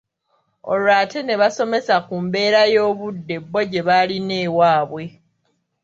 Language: Ganda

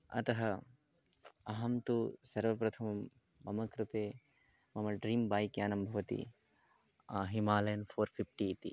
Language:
Sanskrit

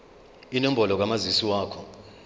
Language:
Zulu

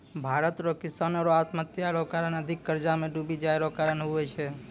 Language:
Maithili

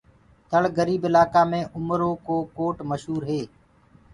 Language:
Gurgula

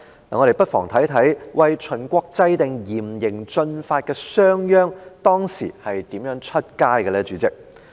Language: Cantonese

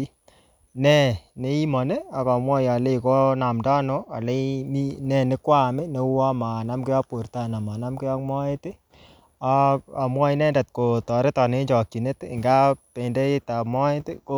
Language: Kalenjin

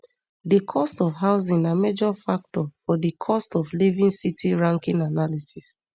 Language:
Nigerian Pidgin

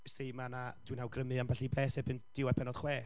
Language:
Welsh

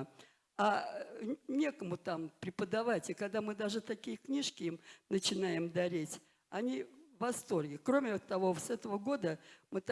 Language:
Russian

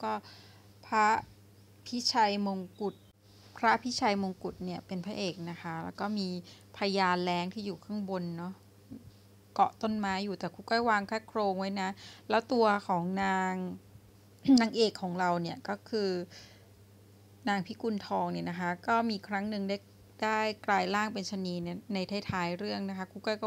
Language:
Thai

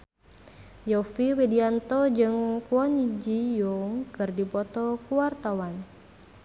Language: Sundanese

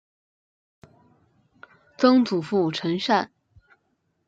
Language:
Chinese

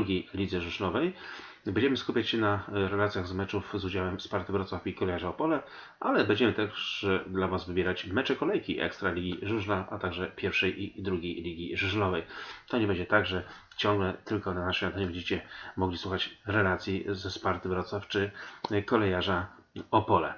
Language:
Polish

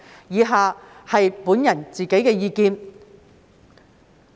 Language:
Cantonese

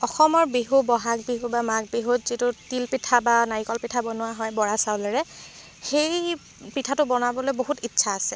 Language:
Assamese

